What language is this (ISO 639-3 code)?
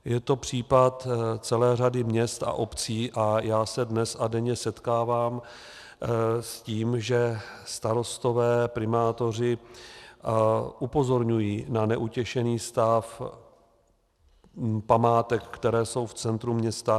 ces